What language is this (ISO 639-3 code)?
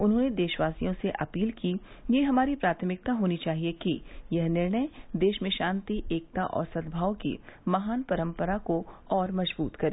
hin